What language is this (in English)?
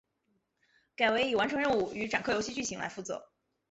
Chinese